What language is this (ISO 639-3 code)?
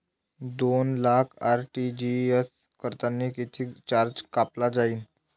mar